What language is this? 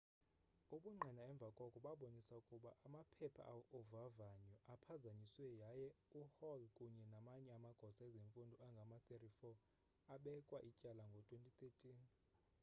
Xhosa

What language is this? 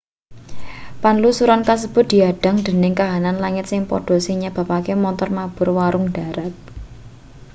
Javanese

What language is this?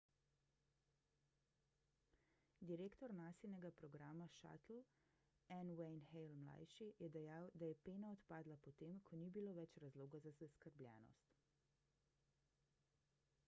Slovenian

